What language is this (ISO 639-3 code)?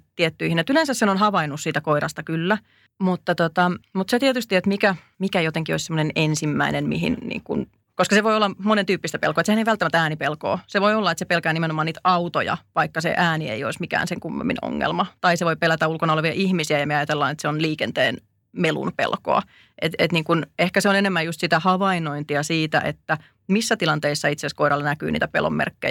fin